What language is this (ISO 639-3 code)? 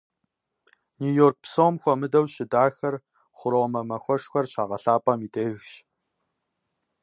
kbd